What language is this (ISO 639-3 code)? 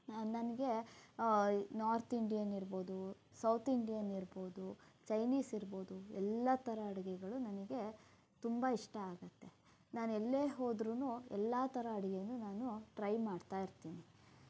kan